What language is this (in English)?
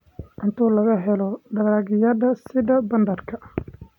Somali